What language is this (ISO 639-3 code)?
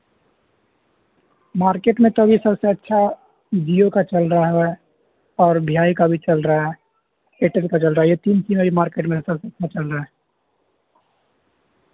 urd